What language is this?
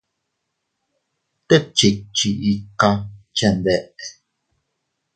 Teutila Cuicatec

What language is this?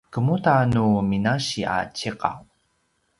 Paiwan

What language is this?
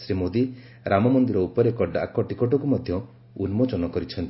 Odia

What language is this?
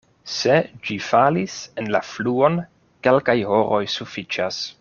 Esperanto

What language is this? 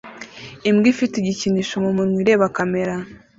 Kinyarwanda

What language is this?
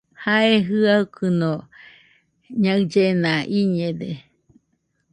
Nüpode Huitoto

